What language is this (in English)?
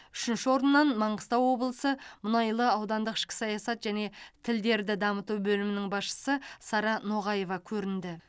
Kazakh